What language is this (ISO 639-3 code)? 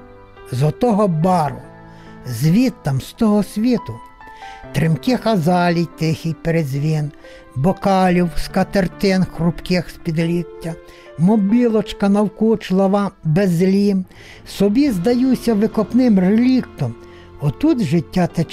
ukr